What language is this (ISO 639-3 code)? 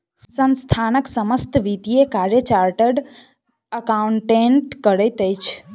mai